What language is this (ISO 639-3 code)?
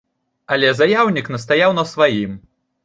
bel